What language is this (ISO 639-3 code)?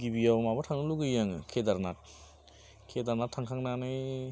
brx